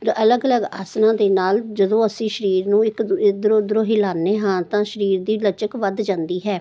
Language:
Punjabi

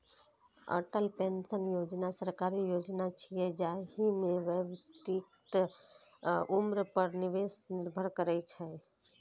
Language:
Maithili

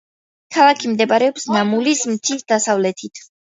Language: Georgian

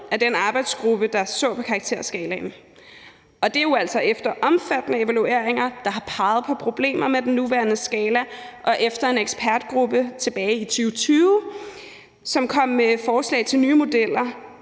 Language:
Danish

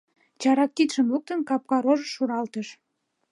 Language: Mari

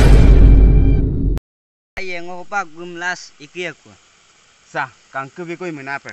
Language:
Thai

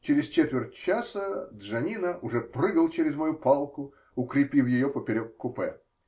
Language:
Russian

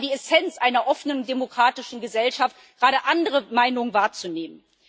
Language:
German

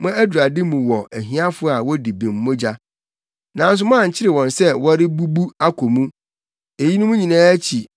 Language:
Akan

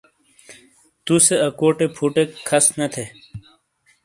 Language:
Shina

